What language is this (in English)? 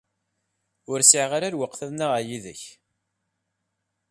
Kabyle